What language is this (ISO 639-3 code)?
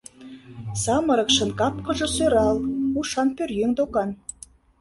chm